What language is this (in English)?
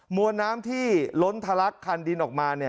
Thai